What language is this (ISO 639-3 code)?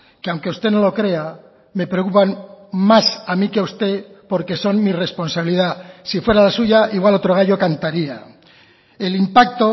spa